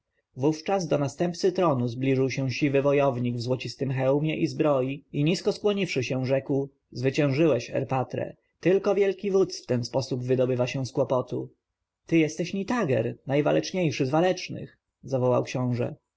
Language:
Polish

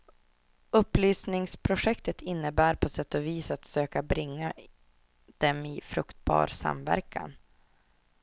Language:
Swedish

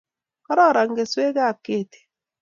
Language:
Kalenjin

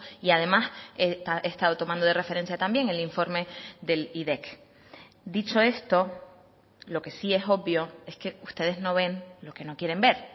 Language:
Spanish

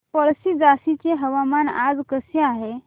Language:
Marathi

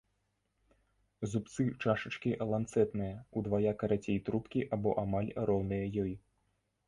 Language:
Belarusian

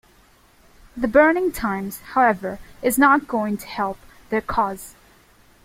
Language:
English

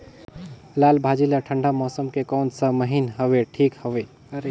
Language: Chhattisgarhi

